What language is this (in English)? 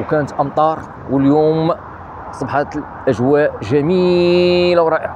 Arabic